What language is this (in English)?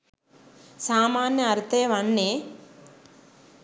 Sinhala